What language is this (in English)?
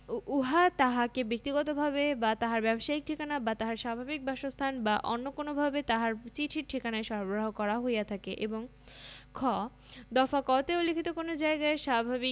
Bangla